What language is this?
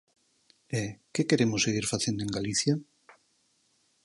Galician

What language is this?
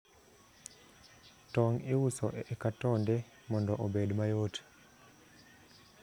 Luo (Kenya and Tanzania)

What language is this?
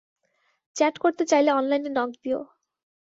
Bangla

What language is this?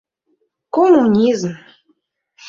Mari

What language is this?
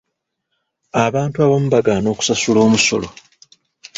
Ganda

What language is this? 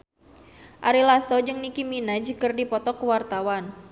Sundanese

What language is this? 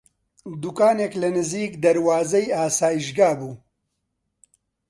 Central Kurdish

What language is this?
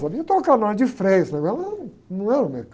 Portuguese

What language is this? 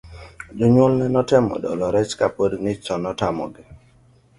Luo (Kenya and Tanzania)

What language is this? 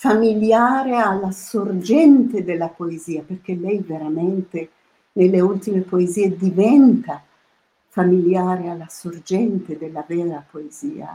Italian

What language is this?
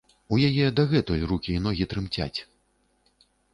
Belarusian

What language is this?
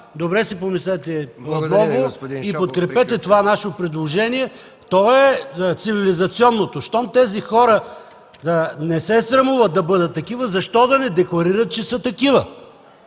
Bulgarian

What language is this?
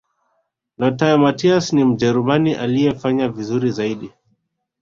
Swahili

